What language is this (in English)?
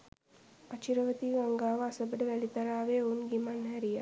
Sinhala